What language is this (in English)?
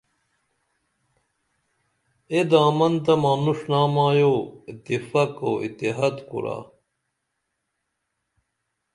Dameli